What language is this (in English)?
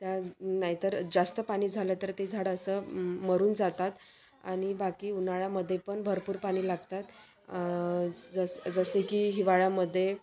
Marathi